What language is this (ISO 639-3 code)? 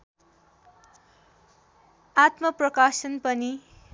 nep